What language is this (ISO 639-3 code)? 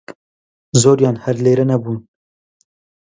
ckb